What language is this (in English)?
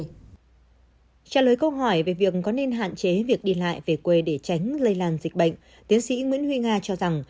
Vietnamese